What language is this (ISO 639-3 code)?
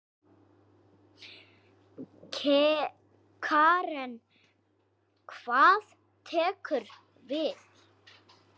isl